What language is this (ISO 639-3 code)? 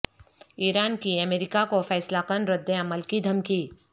urd